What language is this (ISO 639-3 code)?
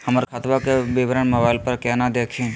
mag